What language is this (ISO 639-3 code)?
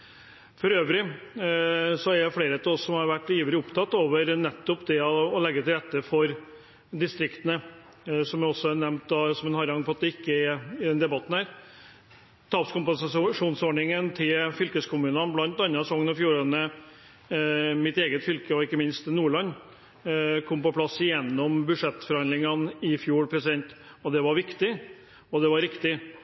nob